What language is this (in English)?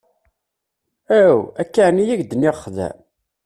Kabyle